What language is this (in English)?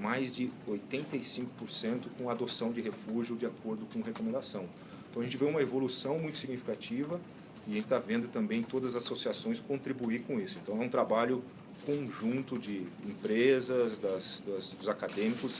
Portuguese